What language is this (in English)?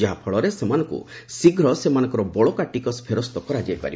Odia